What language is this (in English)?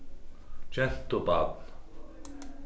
Faroese